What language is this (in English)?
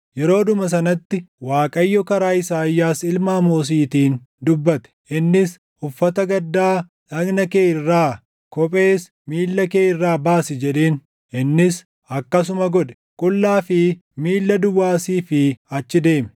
Oromo